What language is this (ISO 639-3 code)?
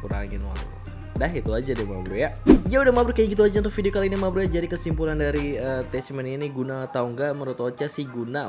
ind